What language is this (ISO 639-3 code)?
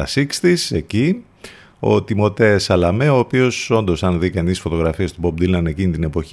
ell